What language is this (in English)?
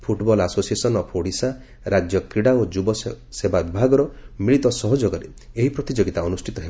Odia